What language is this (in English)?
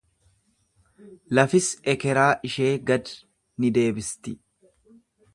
Oromo